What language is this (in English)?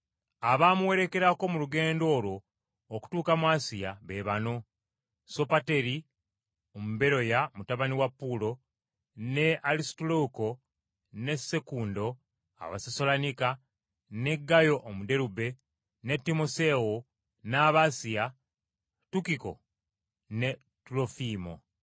Ganda